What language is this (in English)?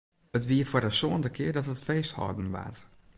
Western Frisian